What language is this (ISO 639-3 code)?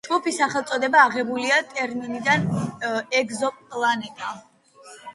kat